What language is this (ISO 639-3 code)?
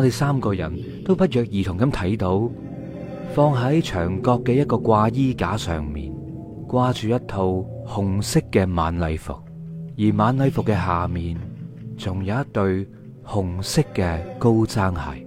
zho